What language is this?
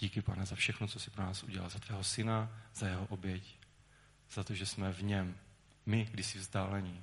Czech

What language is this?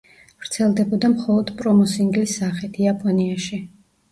Georgian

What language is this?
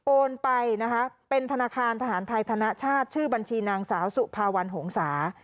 Thai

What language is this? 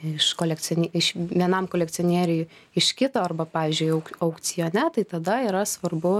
Lithuanian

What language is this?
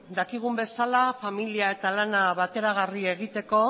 Basque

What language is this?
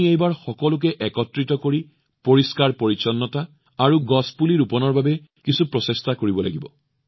Assamese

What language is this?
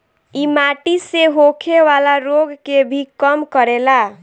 Bhojpuri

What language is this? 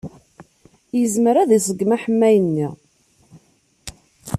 Kabyle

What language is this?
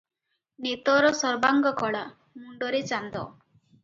Odia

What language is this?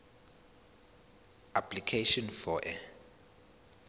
Zulu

